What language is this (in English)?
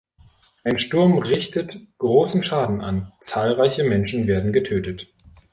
German